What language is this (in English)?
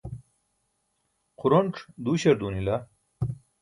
Burushaski